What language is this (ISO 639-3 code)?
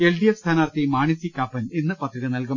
mal